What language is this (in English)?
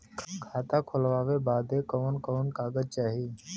Bhojpuri